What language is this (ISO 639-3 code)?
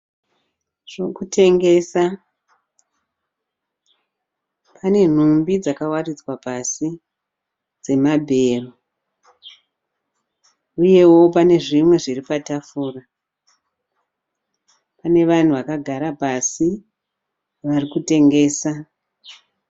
sna